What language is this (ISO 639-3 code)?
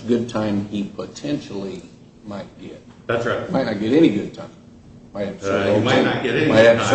eng